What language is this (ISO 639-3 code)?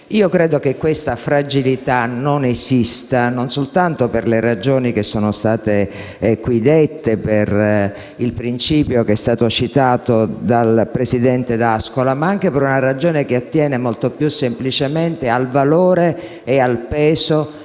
ita